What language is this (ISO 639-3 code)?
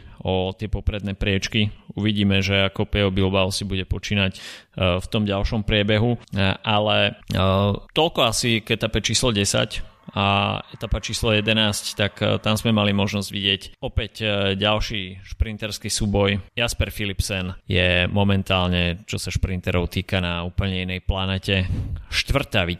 slk